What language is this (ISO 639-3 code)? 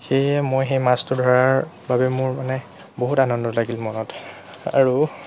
asm